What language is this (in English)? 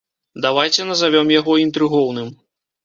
Belarusian